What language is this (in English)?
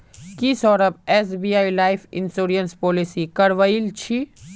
Magahi